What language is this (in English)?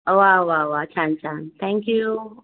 Marathi